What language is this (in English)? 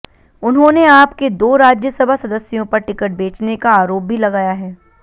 Hindi